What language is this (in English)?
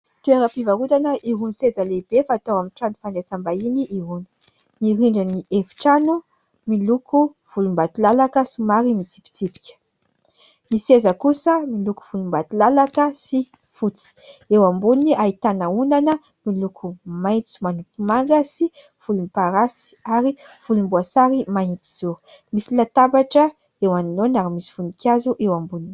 Malagasy